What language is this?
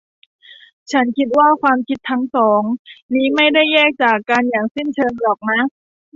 Thai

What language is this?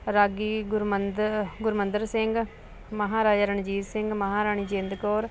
Punjabi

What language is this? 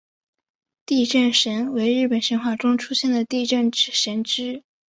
Chinese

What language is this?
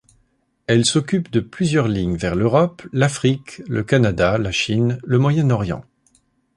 French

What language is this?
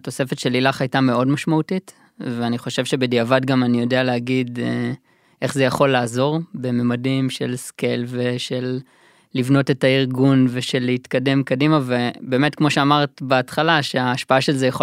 Hebrew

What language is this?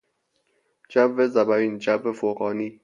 Persian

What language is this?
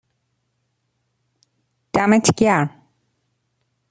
Persian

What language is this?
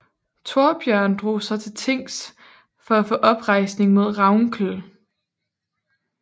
Danish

